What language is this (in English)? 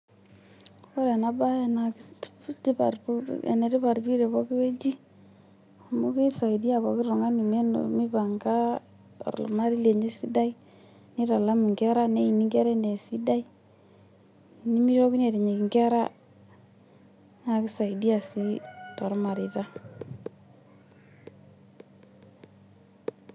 Masai